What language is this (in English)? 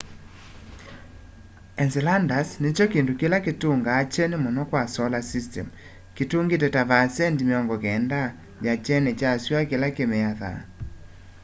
Kamba